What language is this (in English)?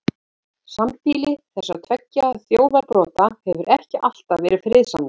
Icelandic